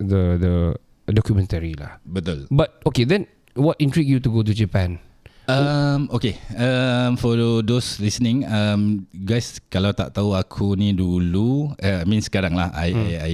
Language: Malay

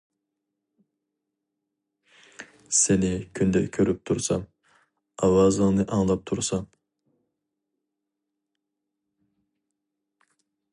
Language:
Uyghur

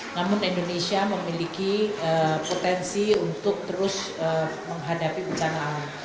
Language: Indonesian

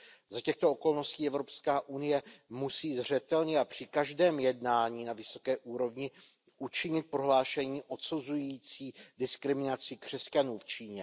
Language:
Czech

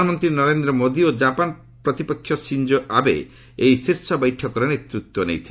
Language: Odia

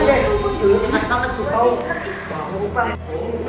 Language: Indonesian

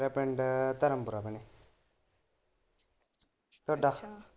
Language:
Punjabi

